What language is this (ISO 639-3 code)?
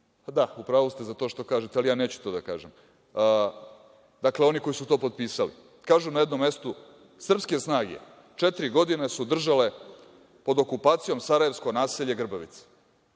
srp